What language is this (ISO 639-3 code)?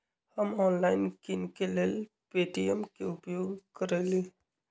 mag